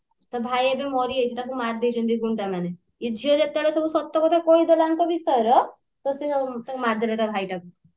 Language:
Odia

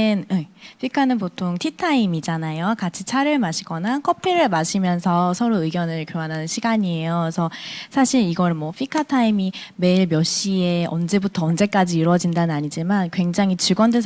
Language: Korean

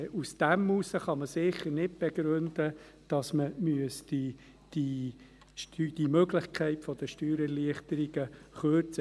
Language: Swiss German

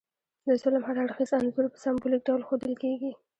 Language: Pashto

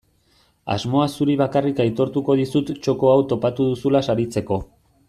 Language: Basque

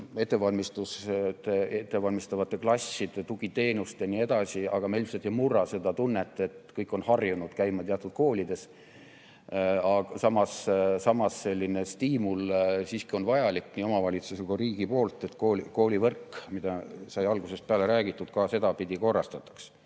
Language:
Estonian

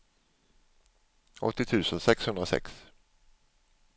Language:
Swedish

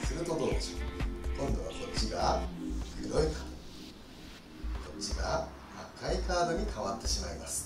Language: Japanese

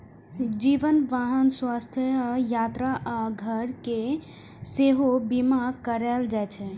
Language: Maithili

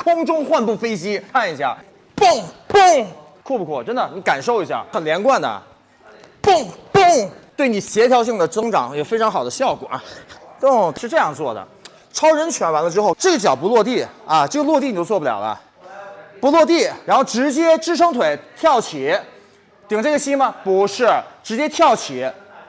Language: Chinese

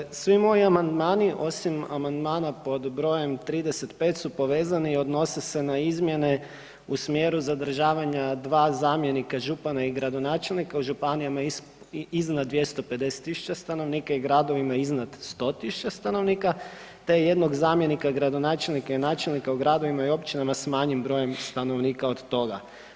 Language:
Croatian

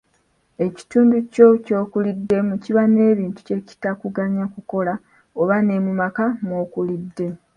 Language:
Ganda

